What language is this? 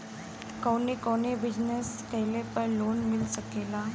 Bhojpuri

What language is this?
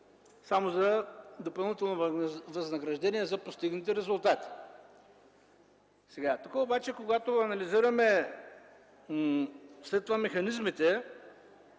Bulgarian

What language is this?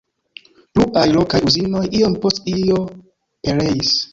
Esperanto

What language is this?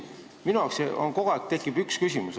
Estonian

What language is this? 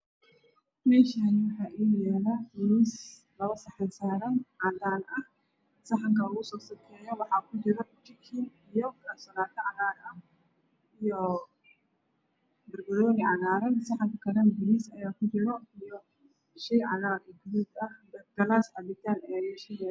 Somali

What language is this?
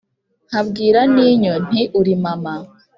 Kinyarwanda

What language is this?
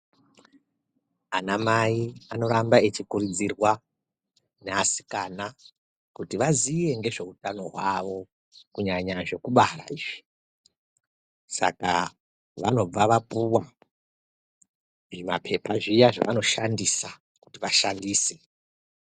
Ndau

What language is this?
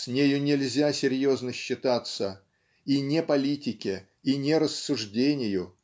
Russian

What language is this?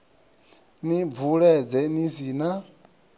Venda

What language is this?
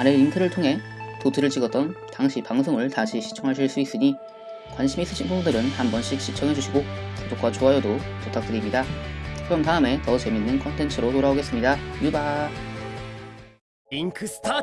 Korean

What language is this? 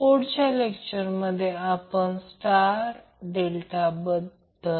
Marathi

